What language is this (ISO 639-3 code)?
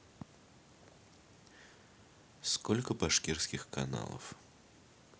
rus